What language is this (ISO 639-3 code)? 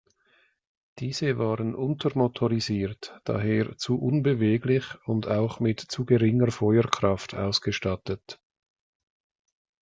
deu